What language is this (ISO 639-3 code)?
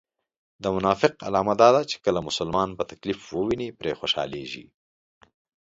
pus